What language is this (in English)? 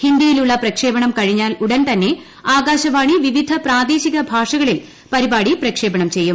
Malayalam